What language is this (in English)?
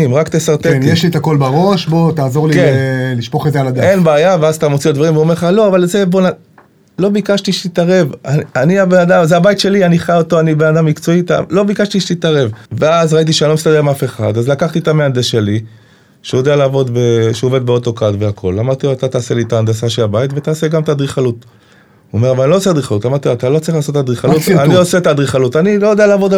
Hebrew